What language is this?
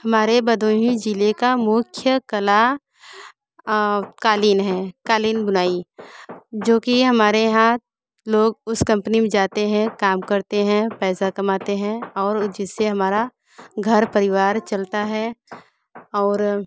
Hindi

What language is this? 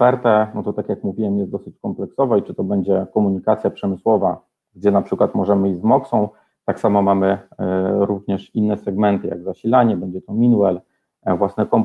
Polish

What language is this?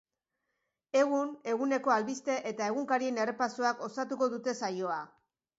Basque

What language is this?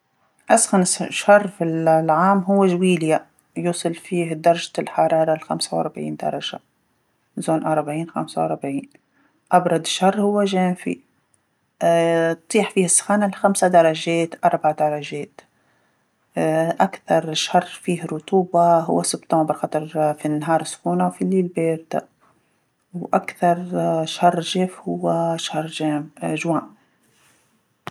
Tunisian Arabic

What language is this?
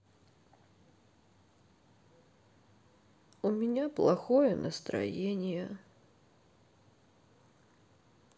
Russian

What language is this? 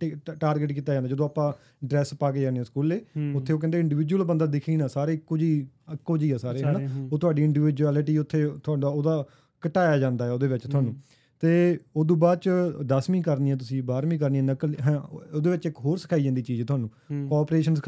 Punjabi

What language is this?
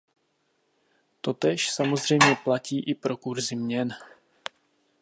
Czech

